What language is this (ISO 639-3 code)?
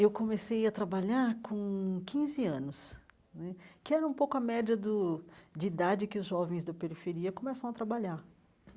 por